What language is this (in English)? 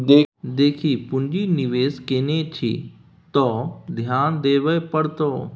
Maithili